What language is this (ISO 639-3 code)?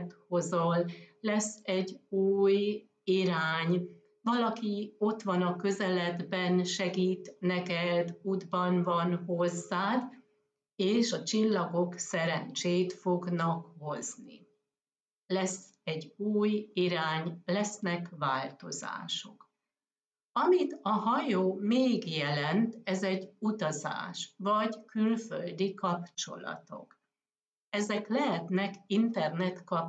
hun